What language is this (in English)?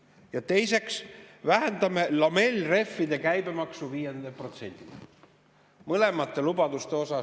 Estonian